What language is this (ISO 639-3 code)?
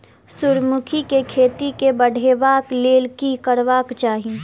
mai